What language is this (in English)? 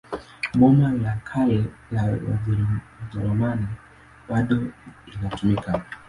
Swahili